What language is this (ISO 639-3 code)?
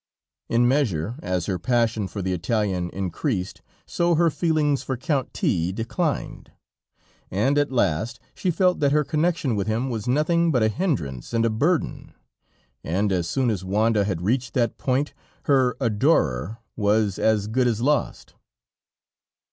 eng